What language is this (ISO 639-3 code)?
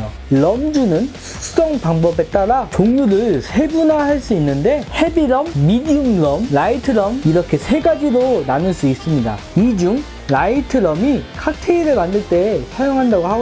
kor